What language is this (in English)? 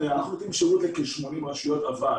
Hebrew